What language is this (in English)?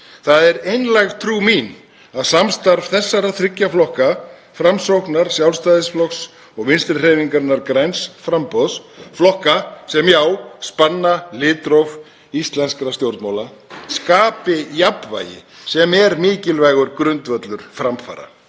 Icelandic